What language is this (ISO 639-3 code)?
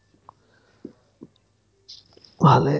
asm